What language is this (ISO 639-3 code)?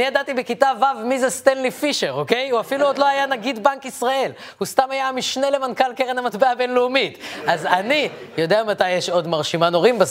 heb